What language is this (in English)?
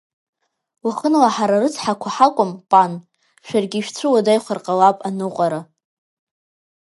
Abkhazian